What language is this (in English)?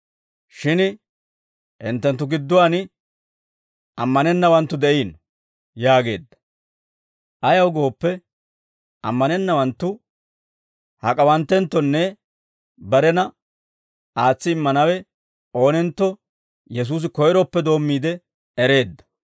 Dawro